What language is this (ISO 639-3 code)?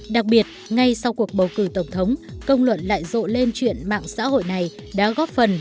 vie